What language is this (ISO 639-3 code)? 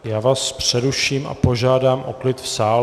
ces